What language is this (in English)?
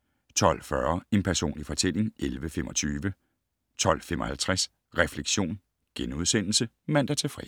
Danish